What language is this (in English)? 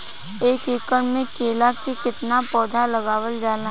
Bhojpuri